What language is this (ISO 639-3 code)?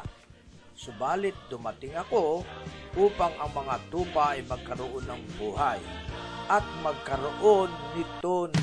fil